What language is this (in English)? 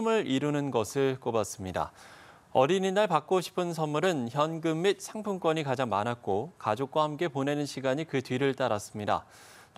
Korean